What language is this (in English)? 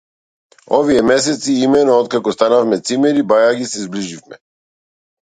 Macedonian